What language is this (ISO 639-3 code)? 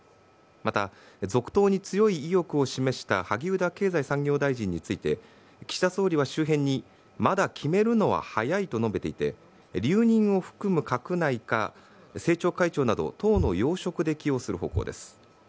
jpn